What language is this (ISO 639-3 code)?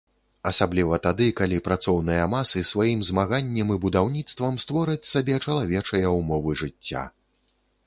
bel